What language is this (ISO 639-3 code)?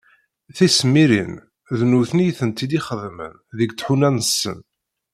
kab